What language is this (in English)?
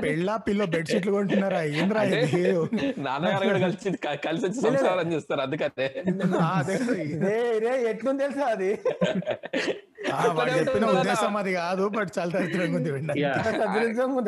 Telugu